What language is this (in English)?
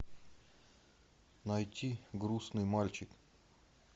Russian